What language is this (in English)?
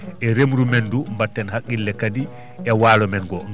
Fula